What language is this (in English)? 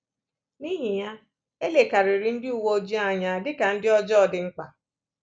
Igbo